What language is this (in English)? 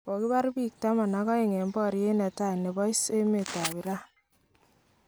Kalenjin